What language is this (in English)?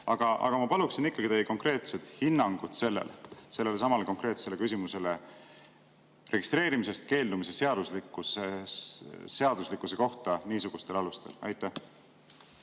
Estonian